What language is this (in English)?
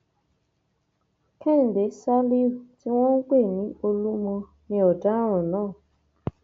Yoruba